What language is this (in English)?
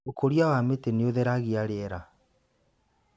Kikuyu